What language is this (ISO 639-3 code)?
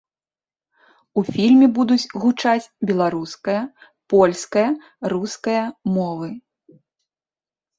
bel